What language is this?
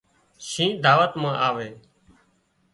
Wadiyara Koli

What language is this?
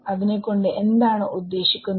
Malayalam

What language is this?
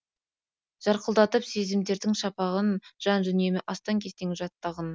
Kazakh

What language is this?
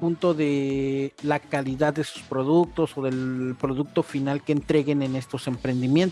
Spanish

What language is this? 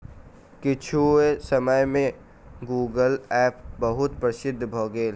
Maithili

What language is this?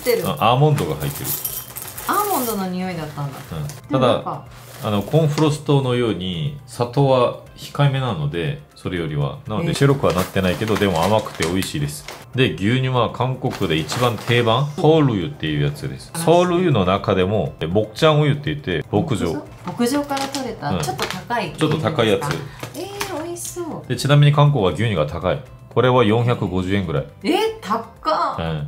Japanese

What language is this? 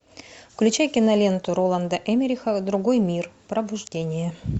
Russian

